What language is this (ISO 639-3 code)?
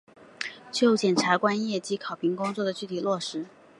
zho